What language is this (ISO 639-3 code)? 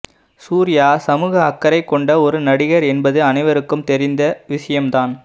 tam